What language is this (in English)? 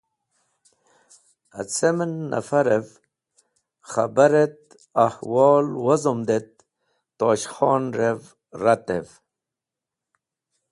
Wakhi